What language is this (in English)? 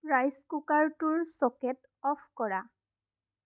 Assamese